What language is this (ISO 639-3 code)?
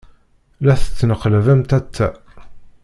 kab